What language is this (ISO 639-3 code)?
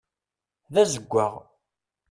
kab